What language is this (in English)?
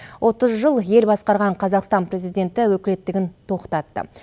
Kazakh